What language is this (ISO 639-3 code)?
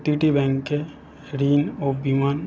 ben